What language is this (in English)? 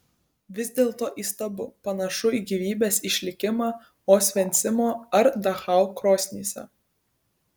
Lithuanian